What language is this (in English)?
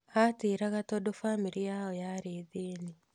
Kikuyu